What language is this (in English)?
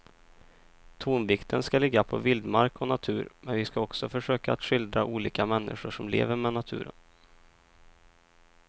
Swedish